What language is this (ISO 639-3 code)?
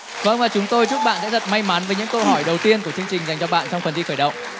vie